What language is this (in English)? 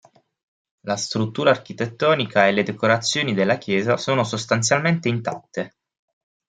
Italian